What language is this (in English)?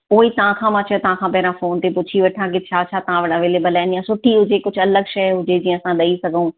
Sindhi